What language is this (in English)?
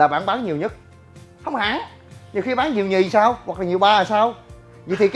Vietnamese